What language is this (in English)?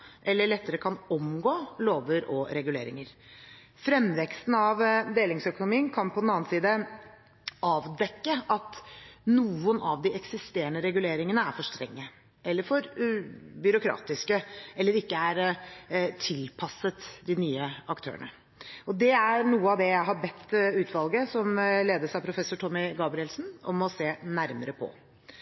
Norwegian Bokmål